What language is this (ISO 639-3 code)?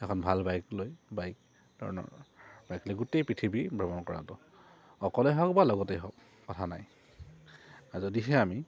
asm